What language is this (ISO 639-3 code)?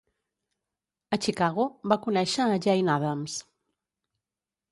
cat